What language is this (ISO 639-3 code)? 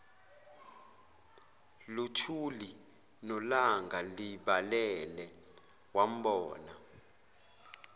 zul